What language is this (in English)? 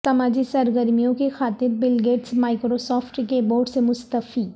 Urdu